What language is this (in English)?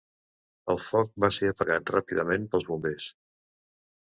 Catalan